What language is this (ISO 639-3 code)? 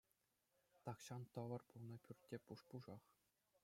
chv